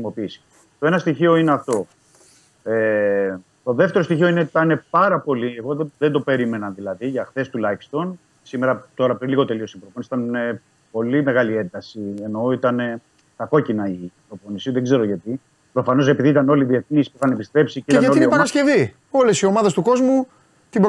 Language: Greek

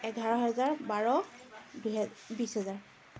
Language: Assamese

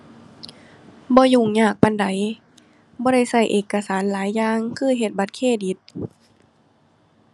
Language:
Thai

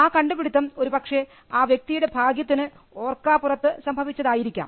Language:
Malayalam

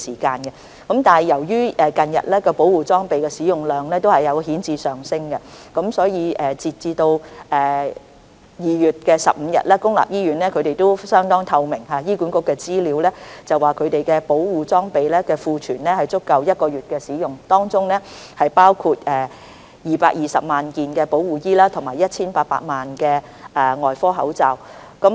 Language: Cantonese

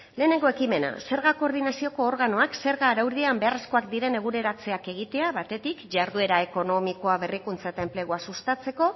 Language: Basque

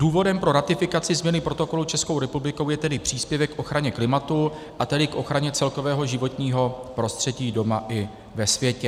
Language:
Czech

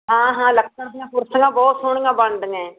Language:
Punjabi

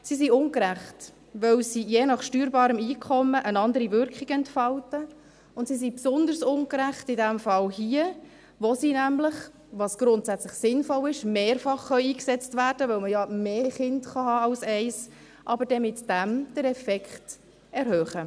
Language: Swiss German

